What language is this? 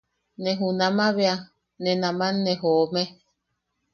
Yaqui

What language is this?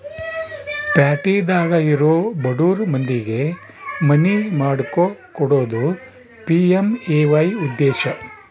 Kannada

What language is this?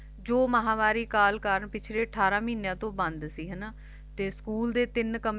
Punjabi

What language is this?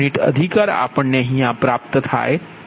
Gujarati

